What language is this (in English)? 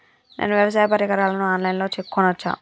Telugu